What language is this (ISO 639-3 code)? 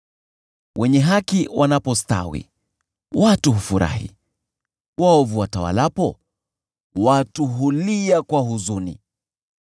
swa